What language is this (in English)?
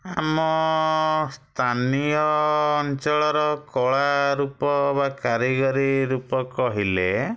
Odia